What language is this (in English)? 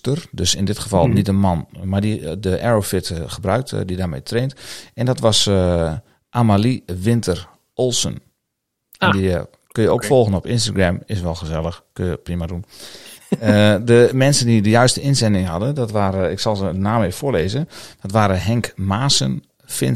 Dutch